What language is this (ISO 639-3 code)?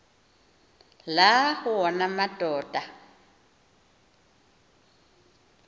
xho